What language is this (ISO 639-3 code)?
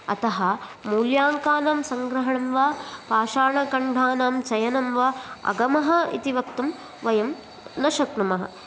san